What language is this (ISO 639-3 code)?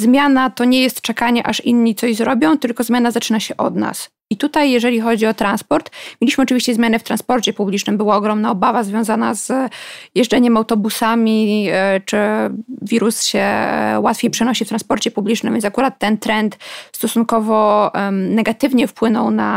pol